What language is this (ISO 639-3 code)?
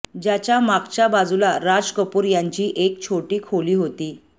mar